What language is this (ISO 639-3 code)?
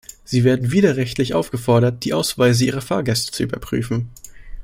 deu